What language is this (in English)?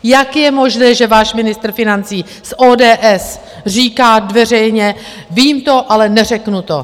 Czech